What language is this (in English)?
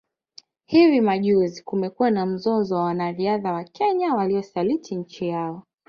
Swahili